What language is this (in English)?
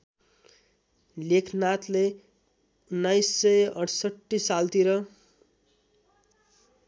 Nepali